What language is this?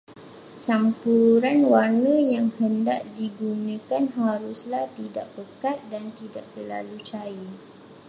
Malay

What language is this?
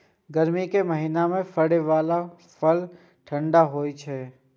Maithili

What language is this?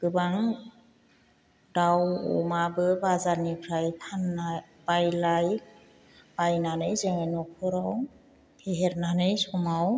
Bodo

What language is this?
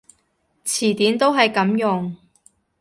Cantonese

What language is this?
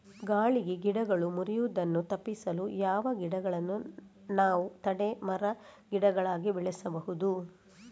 Kannada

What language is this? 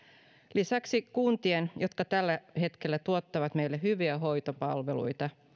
Finnish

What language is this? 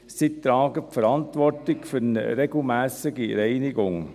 Swiss German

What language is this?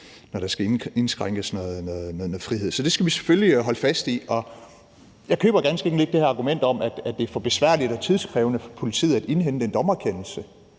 Danish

